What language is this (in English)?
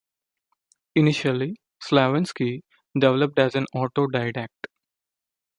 English